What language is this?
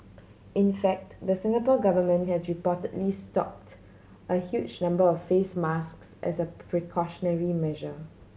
English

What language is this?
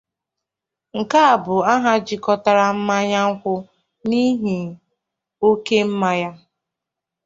Igbo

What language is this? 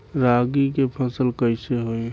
Bhojpuri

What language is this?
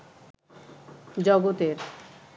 Bangla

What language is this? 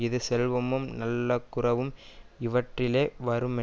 Tamil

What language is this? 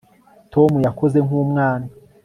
Kinyarwanda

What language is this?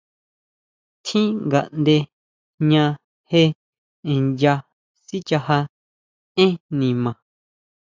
Huautla Mazatec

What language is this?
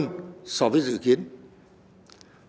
Vietnamese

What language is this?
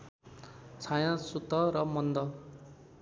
Nepali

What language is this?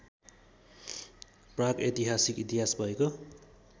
Nepali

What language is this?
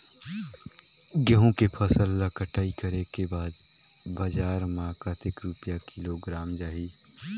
Chhattisgarhi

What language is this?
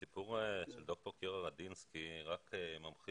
Hebrew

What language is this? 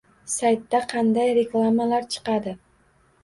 Uzbek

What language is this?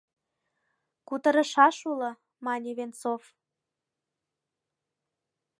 Mari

